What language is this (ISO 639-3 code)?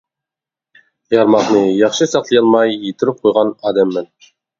uig